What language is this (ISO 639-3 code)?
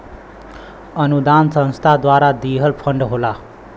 bho